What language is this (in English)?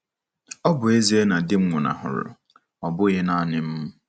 Igbo